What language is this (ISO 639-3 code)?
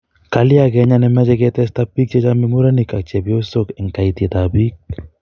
kln